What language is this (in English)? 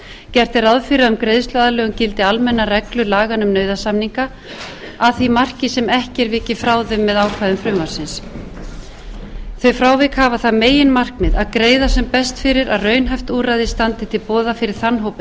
Icelandic